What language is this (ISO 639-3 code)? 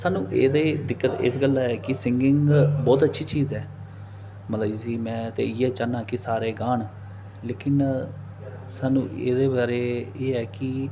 doi